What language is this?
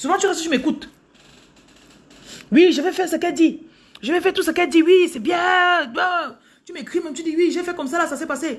French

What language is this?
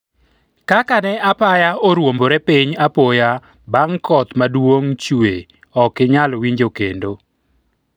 Luo (Kenya and Tanzania)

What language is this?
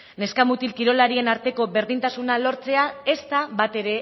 Basque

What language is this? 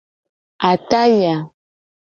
Gen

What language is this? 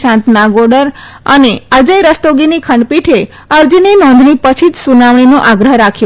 Gujarati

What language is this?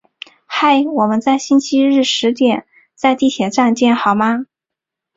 Chinese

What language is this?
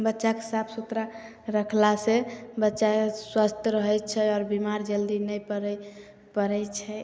Maithili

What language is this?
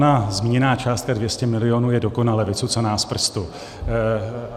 Czech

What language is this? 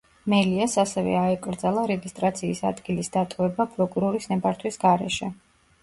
Georgian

